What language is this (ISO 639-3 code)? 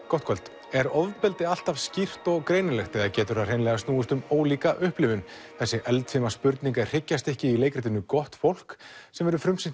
isl